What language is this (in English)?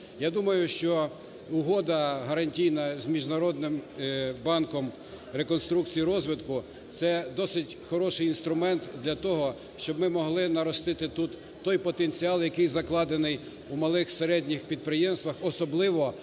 Ukrainian